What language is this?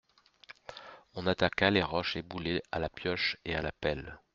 French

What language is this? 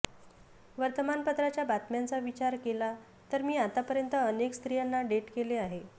Marathi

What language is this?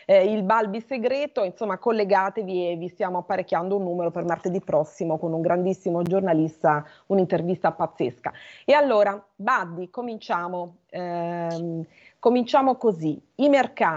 Italian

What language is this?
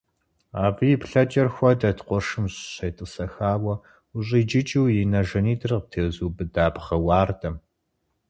Kabardian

